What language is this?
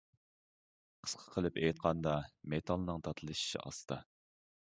Uyghur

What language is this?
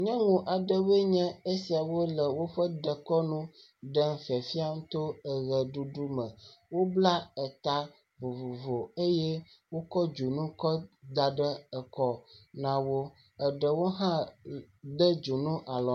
Ewe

